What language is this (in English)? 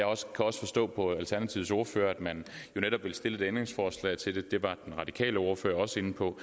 Danish